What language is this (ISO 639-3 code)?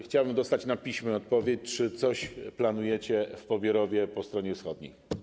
pol